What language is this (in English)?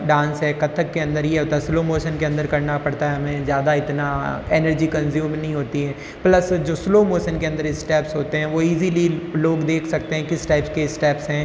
Hindi